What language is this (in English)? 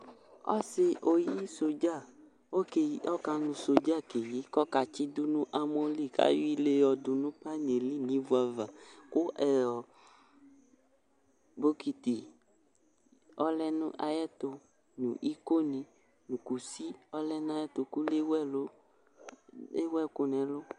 Ikposo